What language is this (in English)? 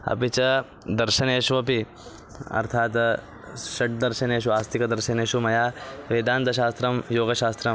Sanskrit